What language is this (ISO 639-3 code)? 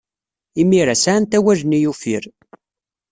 kab